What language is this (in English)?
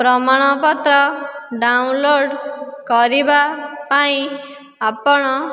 Odia